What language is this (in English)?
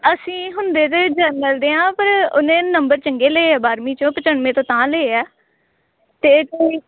Punjabi